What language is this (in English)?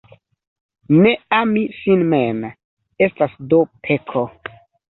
Esperanto